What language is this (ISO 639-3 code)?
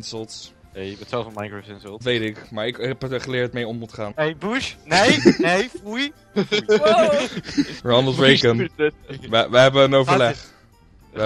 nld